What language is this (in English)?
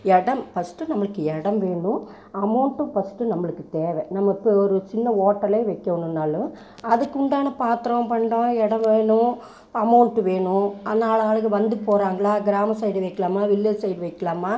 Tamil